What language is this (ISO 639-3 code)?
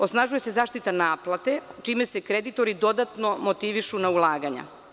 srp